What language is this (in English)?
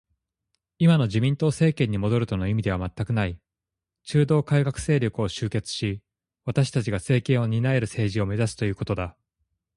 Japanese